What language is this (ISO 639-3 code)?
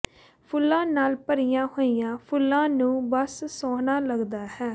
pan